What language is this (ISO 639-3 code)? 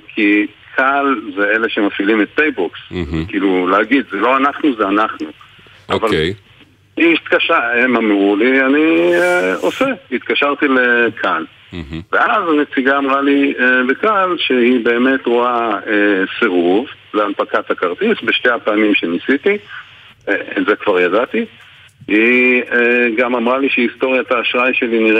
heb